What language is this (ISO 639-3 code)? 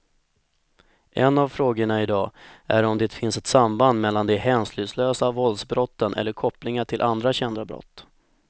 swe